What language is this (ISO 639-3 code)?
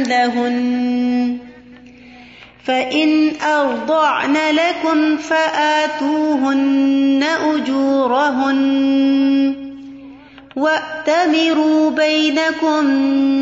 urd